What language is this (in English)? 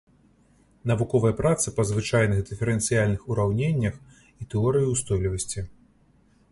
Belarusian